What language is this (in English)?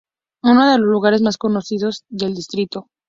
Spanish